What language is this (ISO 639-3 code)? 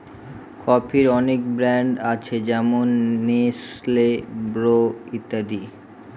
ben